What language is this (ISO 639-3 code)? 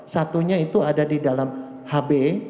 ind